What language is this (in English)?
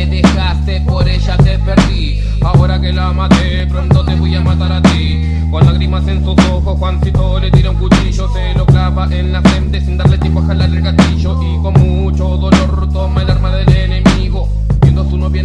Spanish